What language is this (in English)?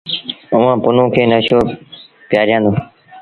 Sindhi Bhil